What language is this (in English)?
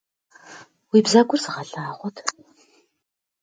Kabardian